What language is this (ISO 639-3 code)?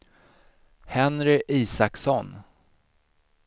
swe